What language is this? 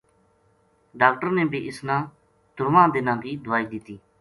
Gujari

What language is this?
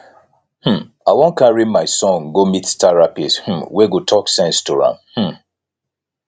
Nigerian Pidgin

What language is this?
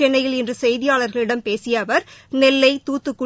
Tamil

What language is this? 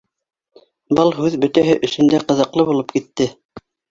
Bashkir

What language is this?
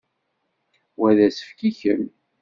Kabyle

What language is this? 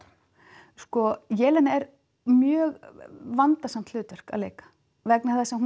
Icelandic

